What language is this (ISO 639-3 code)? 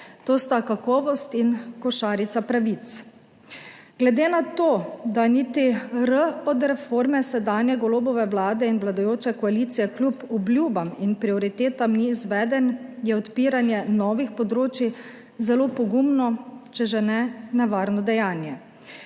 slv